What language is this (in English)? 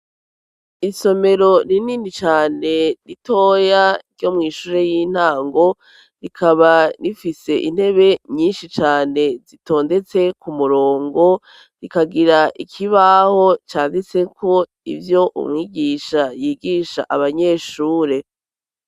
Rundi